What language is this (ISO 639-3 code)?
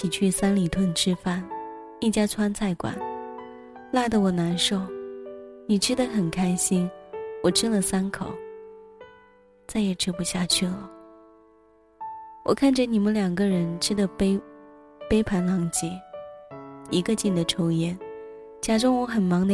zho